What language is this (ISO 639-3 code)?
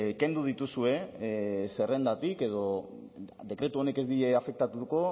eus